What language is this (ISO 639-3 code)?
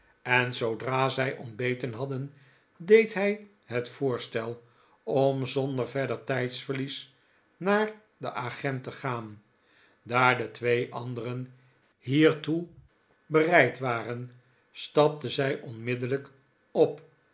nld